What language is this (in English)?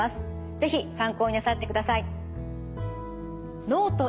Japanese